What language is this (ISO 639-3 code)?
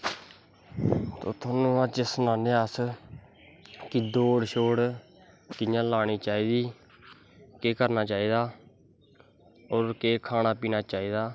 doi